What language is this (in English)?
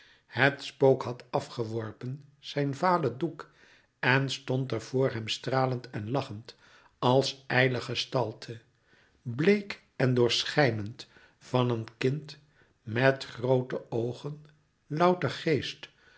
Dutch